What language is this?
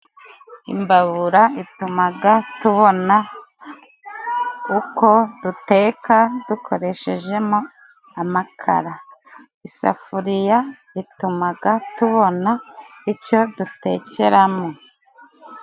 Kinyarwanda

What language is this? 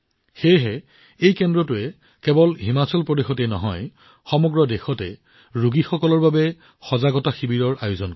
Assamese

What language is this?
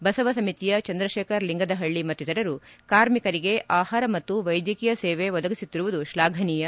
Kannada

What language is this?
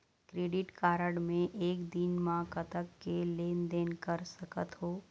Chhattisgarhi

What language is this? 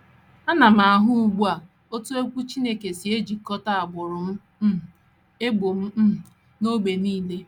Igbo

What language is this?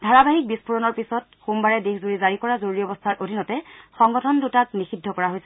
Assamese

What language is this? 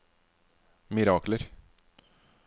Norwegian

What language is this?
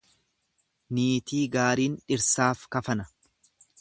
Oromo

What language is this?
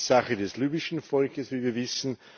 German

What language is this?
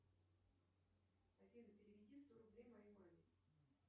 Russian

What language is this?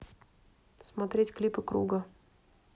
Russian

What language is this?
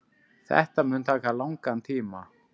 Icelandic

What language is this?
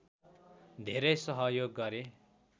Nepali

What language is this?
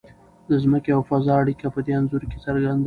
Pashto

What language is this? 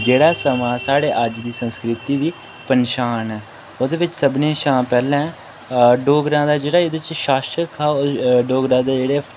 Dogri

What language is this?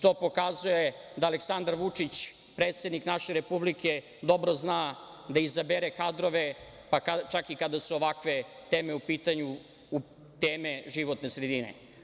Serbian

